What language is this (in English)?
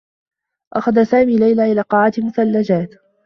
Arabic